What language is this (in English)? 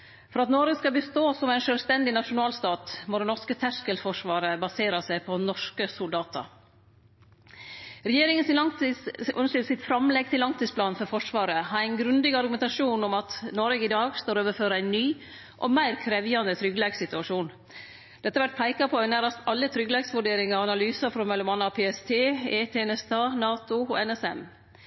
Norwegian Nynorsk